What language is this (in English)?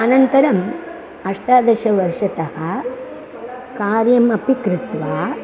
Sanskrit